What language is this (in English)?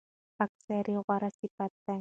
Pashto